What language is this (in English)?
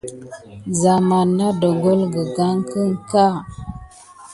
Gidar